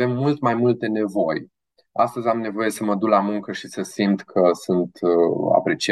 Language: Romanian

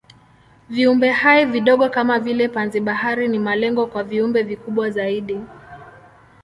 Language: Swahili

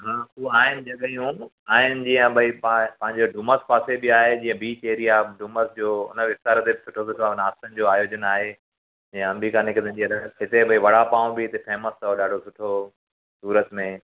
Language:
Sindhi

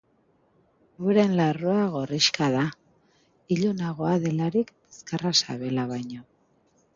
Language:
Basque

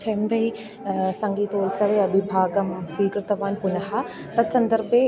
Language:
Sanskrit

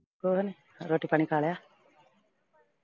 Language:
Punjabi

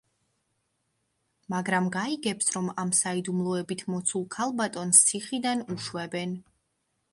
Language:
Georgian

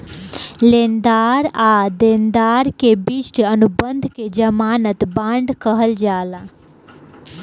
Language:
Bhojpuri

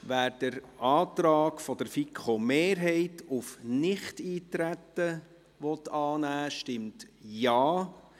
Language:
Swiss German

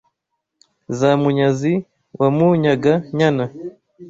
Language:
Kinyarwanda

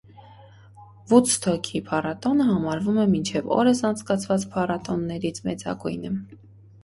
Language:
Armenian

